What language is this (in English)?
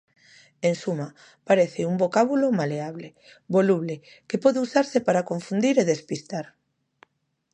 Galician